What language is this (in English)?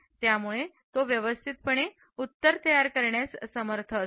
Marathi